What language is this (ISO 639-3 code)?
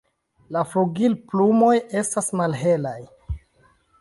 epo